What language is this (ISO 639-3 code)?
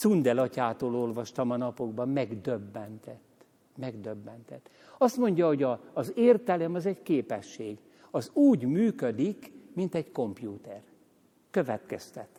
hun